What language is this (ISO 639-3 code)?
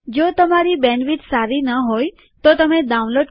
guj